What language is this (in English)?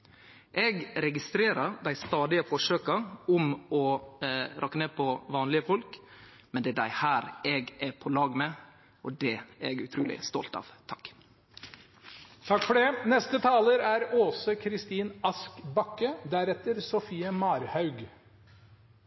Norwegian Nynorsk